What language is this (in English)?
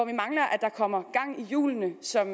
Danish